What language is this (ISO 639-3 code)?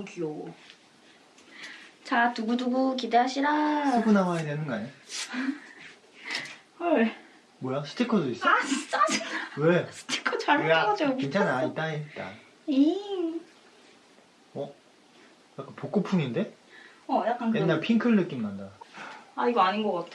kor